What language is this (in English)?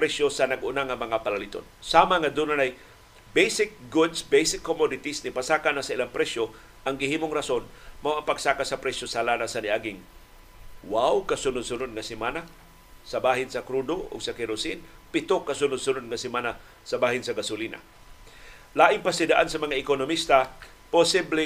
Filipino